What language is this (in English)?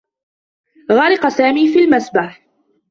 Arabic